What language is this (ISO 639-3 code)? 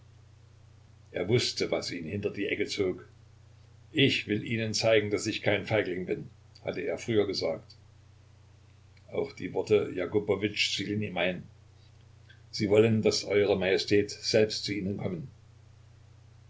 deu